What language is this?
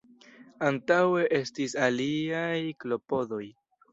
Esperanto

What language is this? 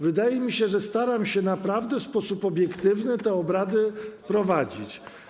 Polish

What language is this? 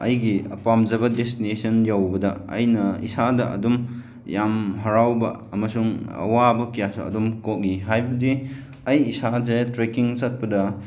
Manipuri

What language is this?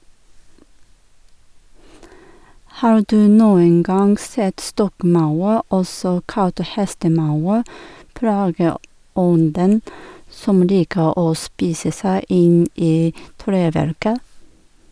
Norwegian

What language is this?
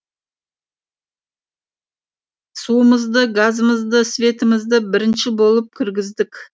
Kazakh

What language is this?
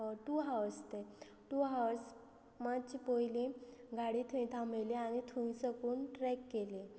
Konkani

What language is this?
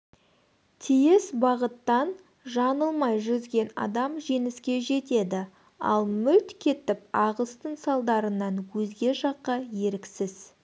Kazakh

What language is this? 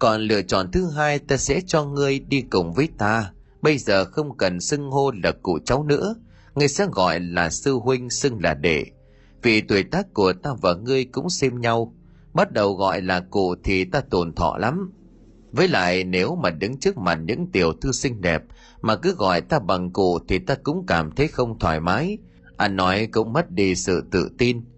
Vietnamese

